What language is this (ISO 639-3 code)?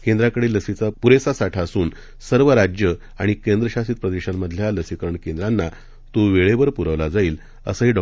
mar